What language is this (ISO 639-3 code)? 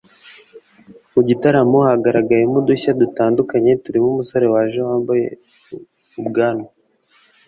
kin